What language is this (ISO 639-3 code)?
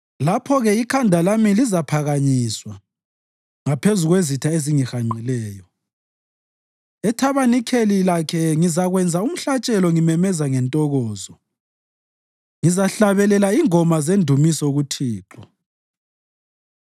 nde